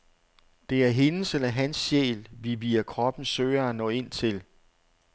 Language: Danish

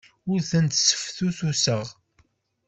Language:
Kabyle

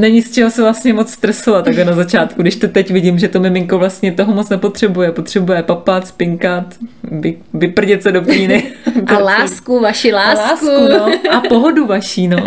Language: Czech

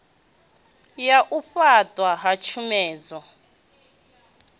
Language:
Venda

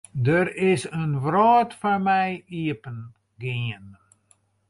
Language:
Western Frisian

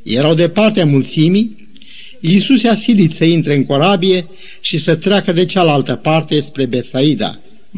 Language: Romanian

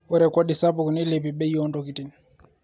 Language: Masai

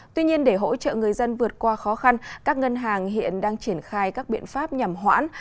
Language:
Vietnamese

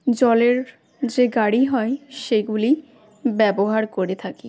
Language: Bangla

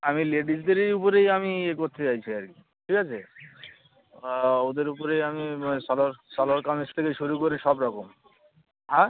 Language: Bangla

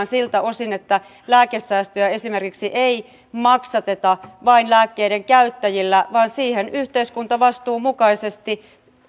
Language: Finnish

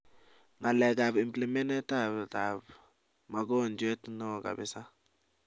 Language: Kalenjin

